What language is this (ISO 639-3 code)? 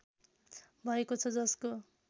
nep